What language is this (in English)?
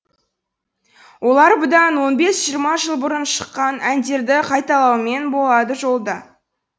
Kazakh